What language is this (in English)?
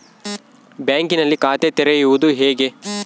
Kannada